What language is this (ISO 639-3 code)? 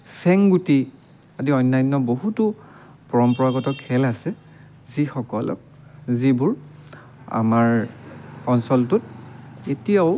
asm